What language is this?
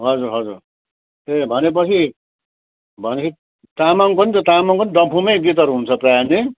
Nepali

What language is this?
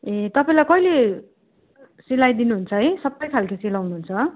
Nepali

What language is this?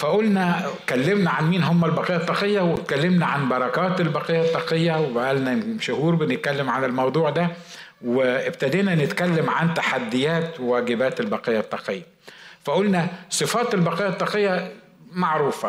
Arabic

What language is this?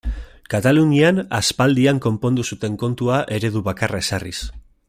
Basque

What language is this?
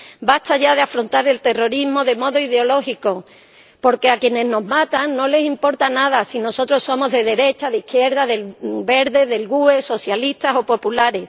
Spanish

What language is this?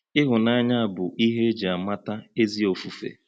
Igbo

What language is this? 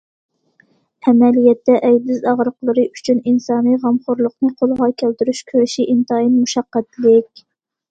Uyghur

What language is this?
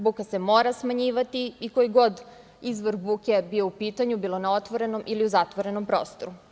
Serbian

